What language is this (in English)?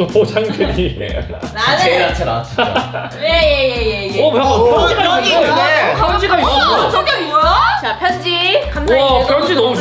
Korean